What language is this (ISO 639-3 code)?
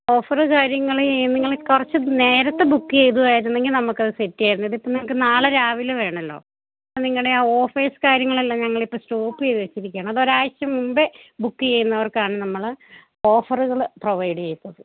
mal